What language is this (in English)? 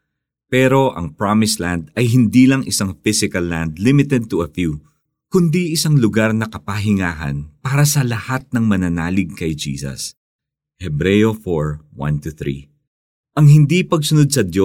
Filipino